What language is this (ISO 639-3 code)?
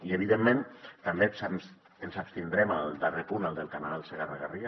cat